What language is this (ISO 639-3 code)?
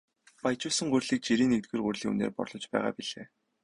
mon